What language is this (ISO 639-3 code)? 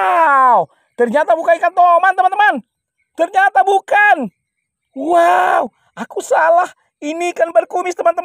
ind